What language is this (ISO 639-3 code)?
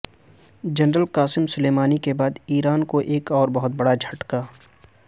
urd